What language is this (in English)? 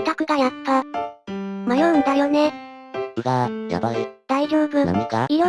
Japanese